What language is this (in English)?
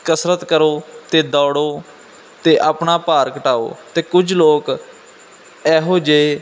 Punjabi